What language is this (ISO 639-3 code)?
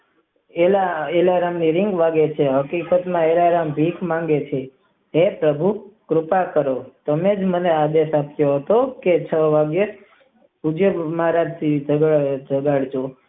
guj